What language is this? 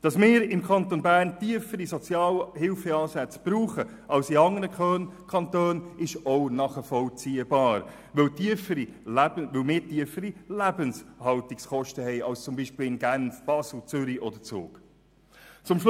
Swiss German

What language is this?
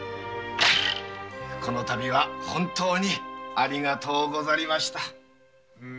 Japanese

